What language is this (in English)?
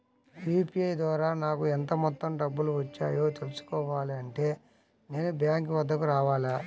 Telugu